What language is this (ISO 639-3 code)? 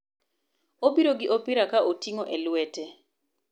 luo